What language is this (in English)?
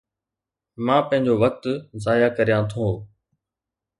Sindhi